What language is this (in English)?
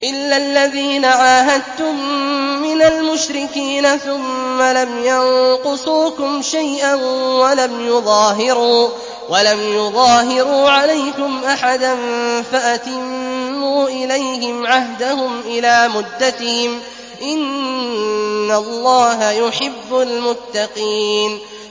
Arabic